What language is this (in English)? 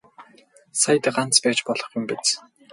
Mongolian